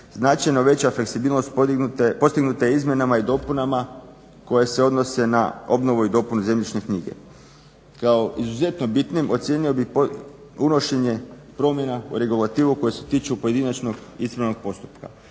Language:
Croatian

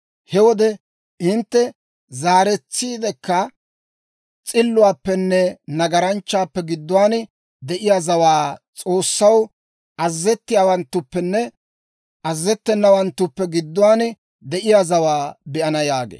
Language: Dawro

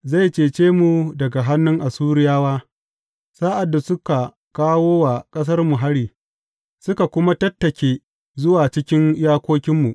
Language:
Hausa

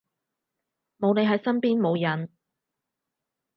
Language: Cantonese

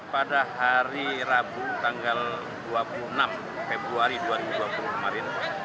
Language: Indonesian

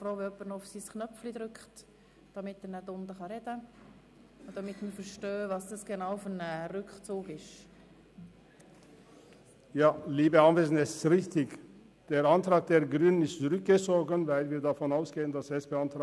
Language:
Swiss German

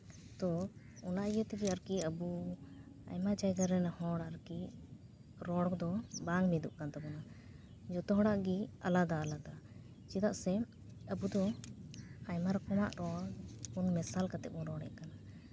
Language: Santali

